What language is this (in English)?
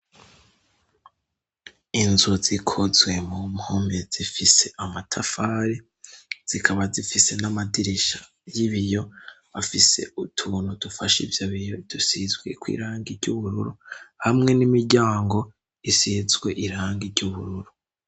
Rundi